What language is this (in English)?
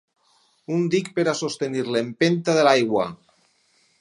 Catalan